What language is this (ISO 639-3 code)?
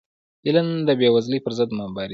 pus